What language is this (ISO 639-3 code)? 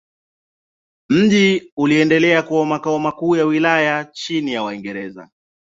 swa